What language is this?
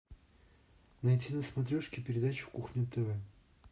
Russian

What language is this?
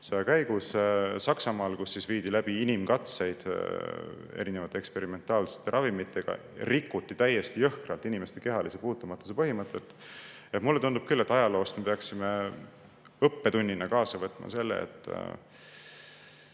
Estonian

